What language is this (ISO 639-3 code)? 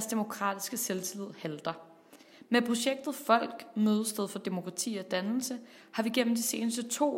dan